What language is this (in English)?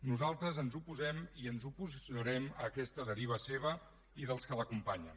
Catalan